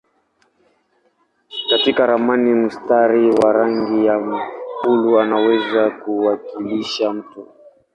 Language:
Swahili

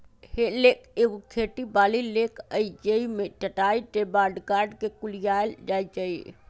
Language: Magahi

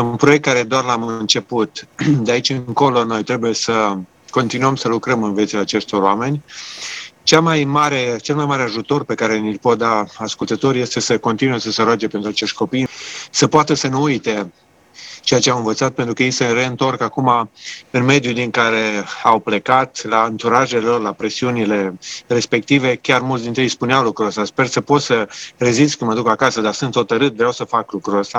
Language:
Romanian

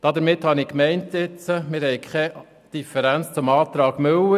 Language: Swiss German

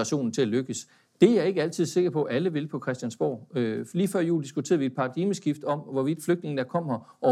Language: Danish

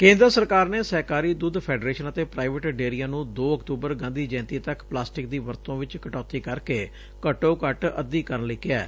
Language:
Punjabi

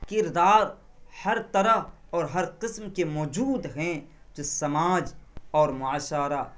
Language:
Urdu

